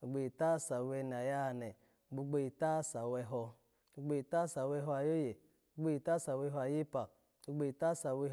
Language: Alago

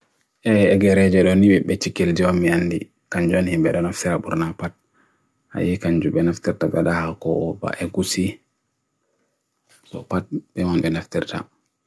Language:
Bagirmi Fulfulde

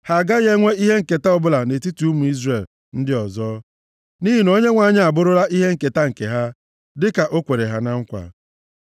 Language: Igbo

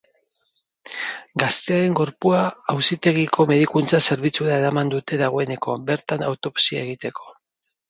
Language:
Basque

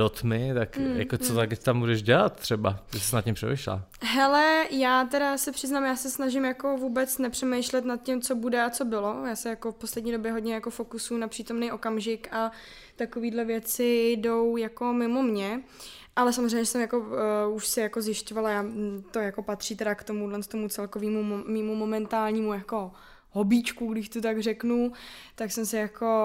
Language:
Czech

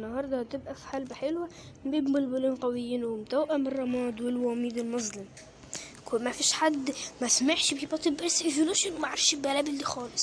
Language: Arabic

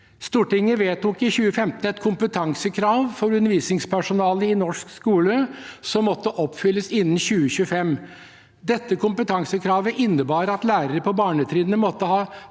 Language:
Norwegian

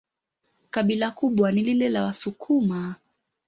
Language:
Swahili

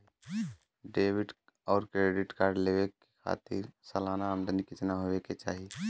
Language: Bhojpuri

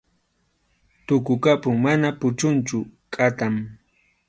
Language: Arequipa-La Unión Quechua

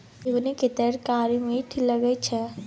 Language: Maithili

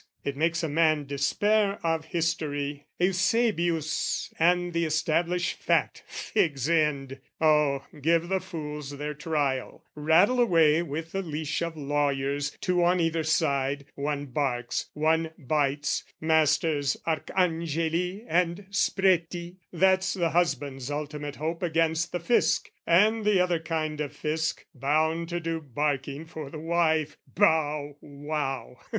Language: English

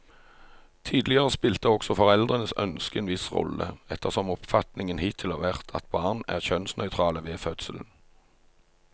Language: Norwegian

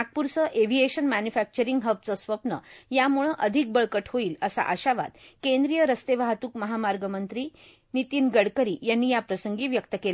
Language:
Marathi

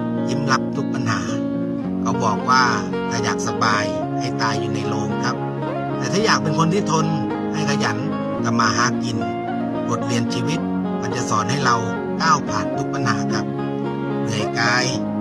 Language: Thai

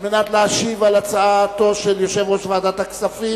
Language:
Hebrew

